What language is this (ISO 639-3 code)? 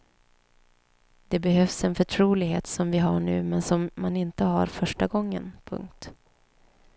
swe